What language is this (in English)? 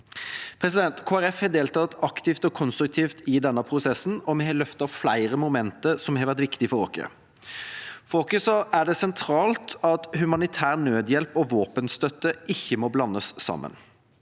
Norwegian